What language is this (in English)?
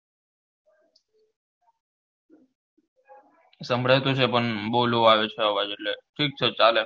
Gujarati